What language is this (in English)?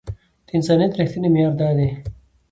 Pashto